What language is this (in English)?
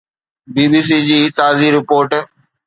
Sindhi